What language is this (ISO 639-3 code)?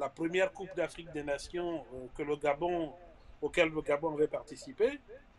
fra